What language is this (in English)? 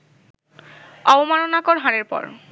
Bangla